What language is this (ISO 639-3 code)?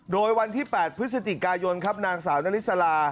tha